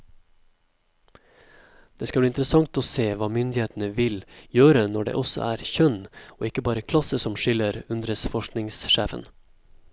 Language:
Norwegian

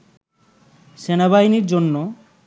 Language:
Bangla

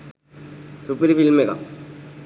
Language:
Sinhala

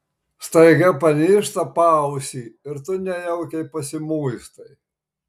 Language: Lithuanian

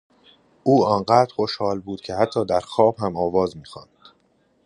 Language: Persian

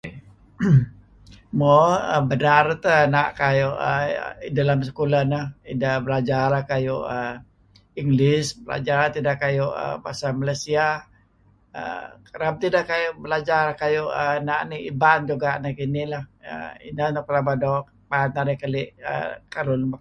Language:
Kelabit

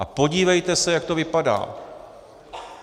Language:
Czech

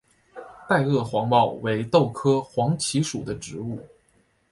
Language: Chinese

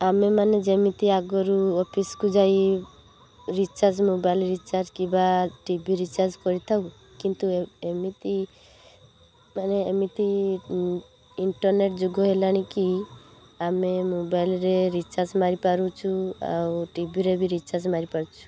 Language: Odia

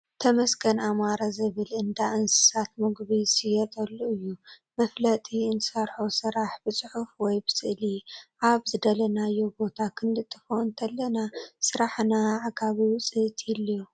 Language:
Tigrinya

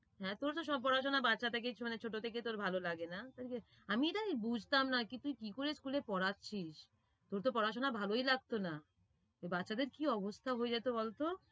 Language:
Bangla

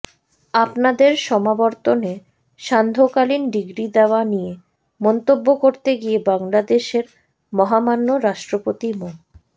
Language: Bangla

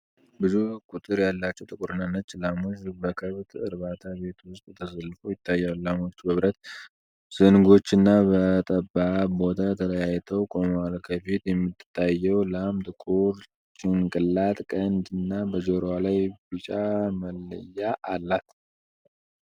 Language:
Amharic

